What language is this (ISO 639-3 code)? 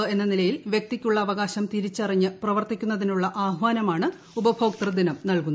mal